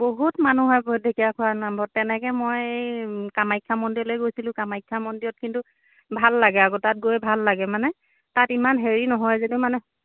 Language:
Assamese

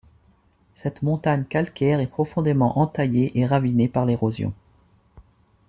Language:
French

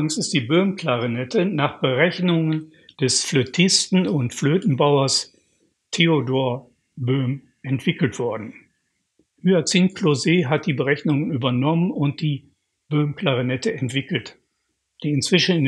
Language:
German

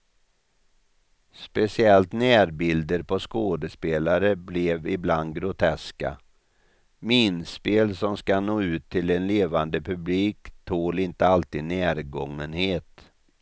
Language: Swedish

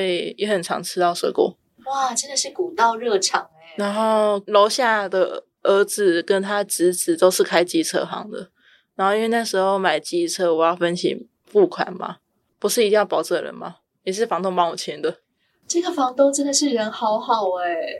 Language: Chinese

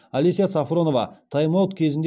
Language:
Kazakh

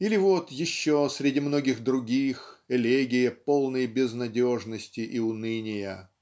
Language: Russian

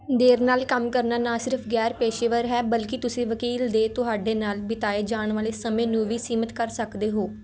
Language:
Punjabi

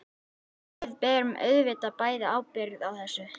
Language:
Icelandic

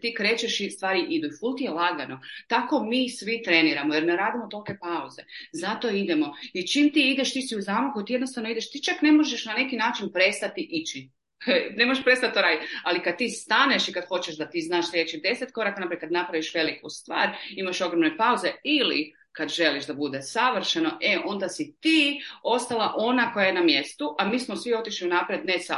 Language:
Croatian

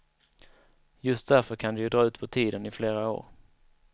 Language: Swedish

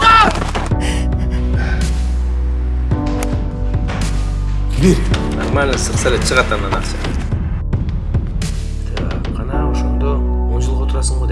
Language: Turkish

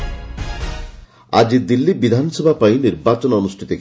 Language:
Odia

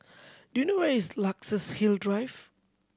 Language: English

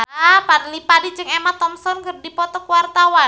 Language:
Sundanese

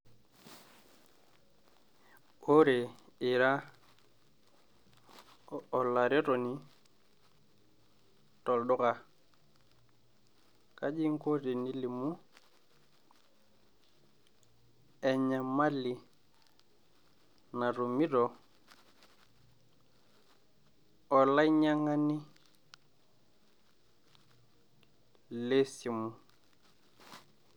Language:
Masai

